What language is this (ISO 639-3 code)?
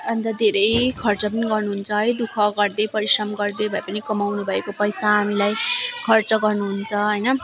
nep